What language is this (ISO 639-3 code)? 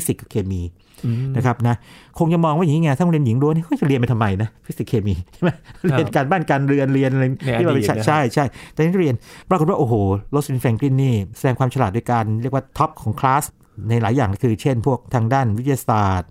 tha